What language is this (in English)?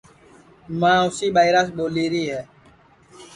Sansi